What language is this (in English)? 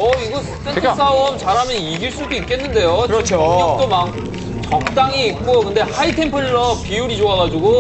Korean